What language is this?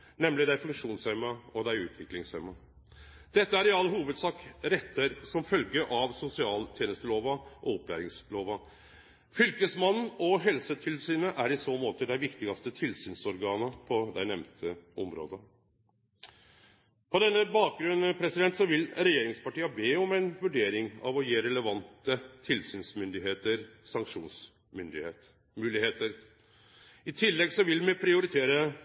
Norwegian Nynorsk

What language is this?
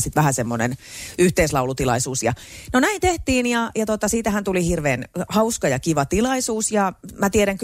Finnish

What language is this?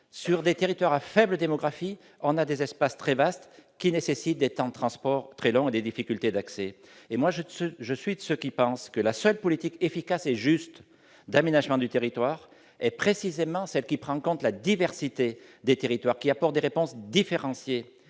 French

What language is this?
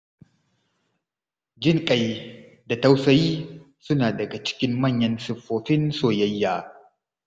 Hausa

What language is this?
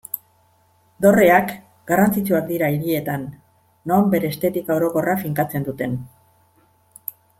Basque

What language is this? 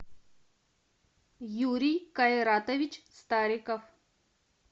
Russian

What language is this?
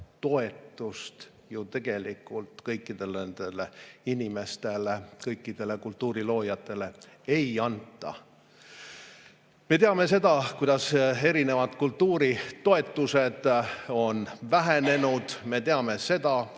Estonian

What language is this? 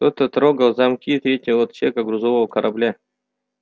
Russian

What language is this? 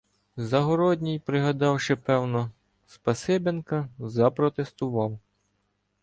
Ukrainian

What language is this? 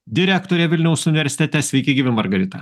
Lithuanian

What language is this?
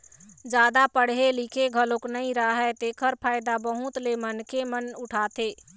Chhattisgarhi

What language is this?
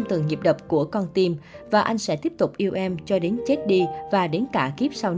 Vietnamese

